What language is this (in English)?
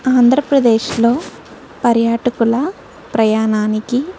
Telugu